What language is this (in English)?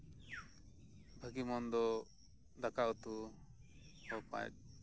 Santali